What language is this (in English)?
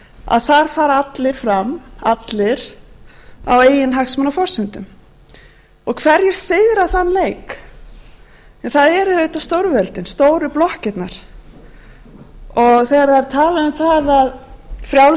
Icelandic